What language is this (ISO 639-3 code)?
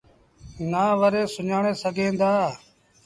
sbn